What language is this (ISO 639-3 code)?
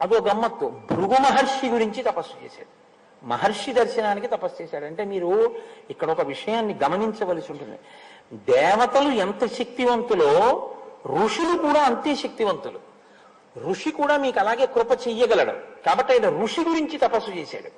tel